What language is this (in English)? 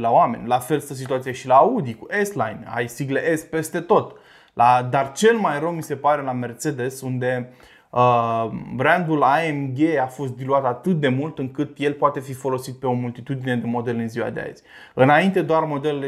Romanian